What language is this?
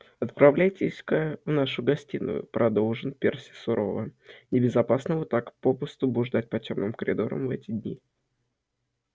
Russian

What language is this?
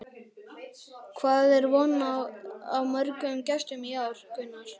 Icelandic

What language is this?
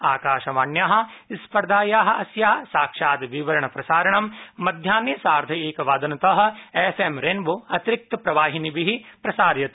Sanskrit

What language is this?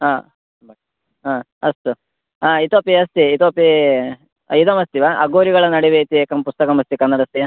Sanskrit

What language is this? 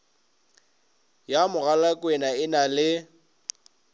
Northern Sotho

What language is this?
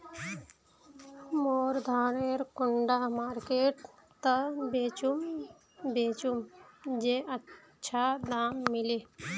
Magahi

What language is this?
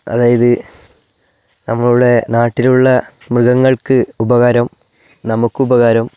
Malayalam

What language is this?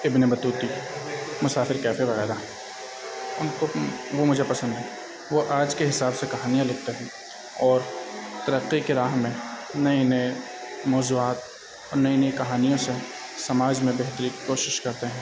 Urdu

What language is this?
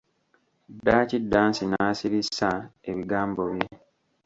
Ganda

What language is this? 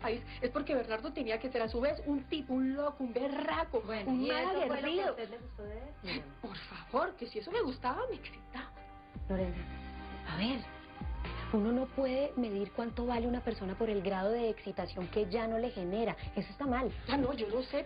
Spanish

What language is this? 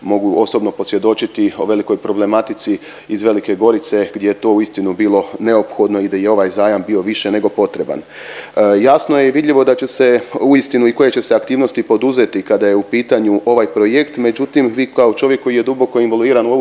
Croatian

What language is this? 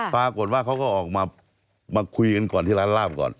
Thai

